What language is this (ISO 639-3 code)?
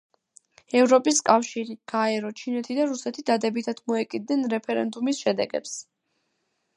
kat